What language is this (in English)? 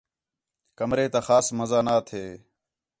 Khetrani